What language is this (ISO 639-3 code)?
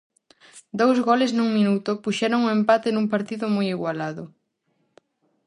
glg